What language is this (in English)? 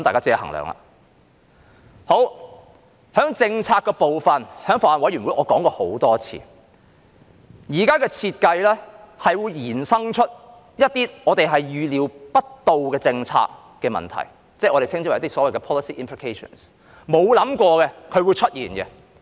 Cantonese